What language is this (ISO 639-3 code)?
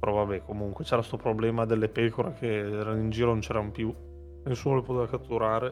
ita